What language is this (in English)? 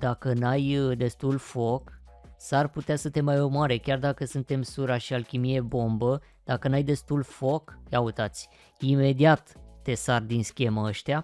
Romanian